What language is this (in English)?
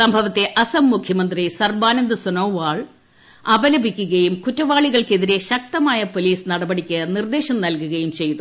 Malayalam